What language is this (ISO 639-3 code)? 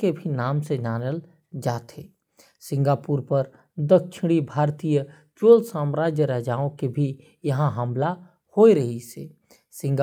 kfp